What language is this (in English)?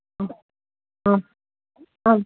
Sanskrit